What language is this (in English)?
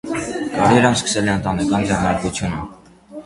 Armenian